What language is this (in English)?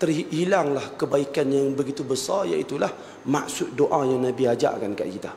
Malay